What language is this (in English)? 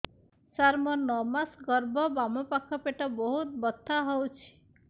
Odia